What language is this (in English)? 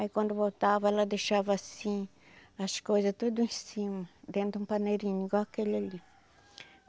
Portuguese